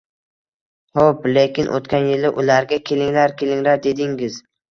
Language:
Uzbek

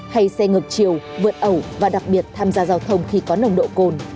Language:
Vietnamese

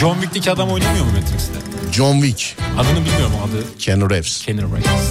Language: Turkish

